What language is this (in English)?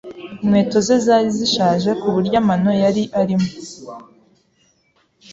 Kinyarwanda